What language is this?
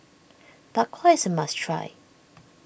English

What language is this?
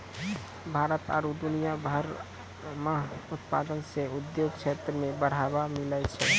Maithili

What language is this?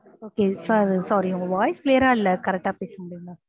Tamil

